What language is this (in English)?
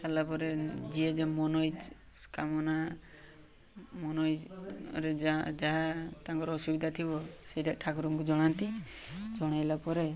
Odia